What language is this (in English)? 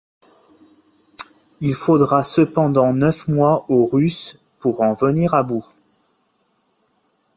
French